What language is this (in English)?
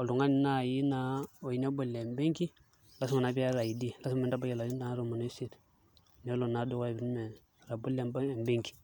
Masai